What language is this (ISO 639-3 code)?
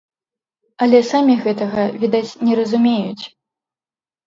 bel